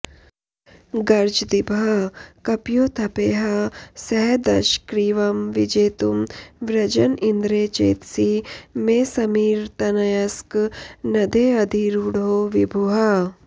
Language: Sanskrit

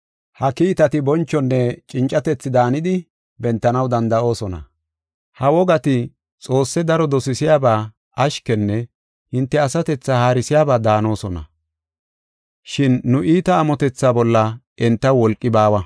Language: Gofa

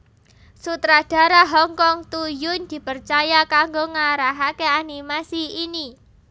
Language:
Javanese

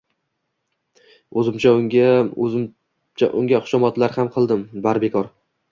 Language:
Uzbek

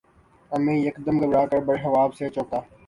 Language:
Urdu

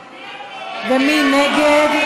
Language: Hebrew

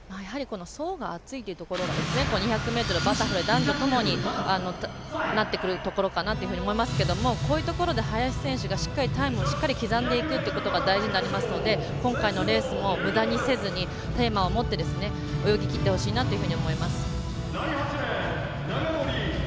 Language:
Japanese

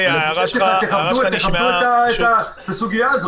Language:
Hebrew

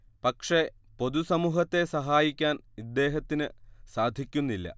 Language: Malayalam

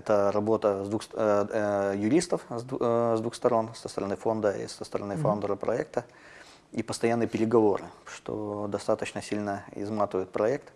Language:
Russian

